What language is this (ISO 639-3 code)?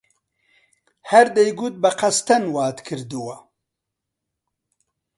ckb